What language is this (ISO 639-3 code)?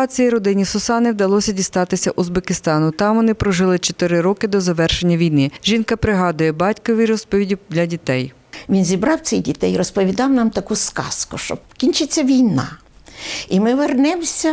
ukr